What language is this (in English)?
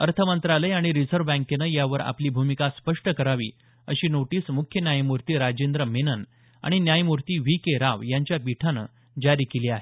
Marathi